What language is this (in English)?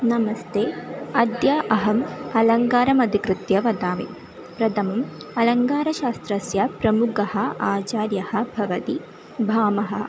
Sanskrit